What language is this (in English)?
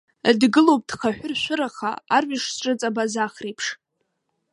Abkhazian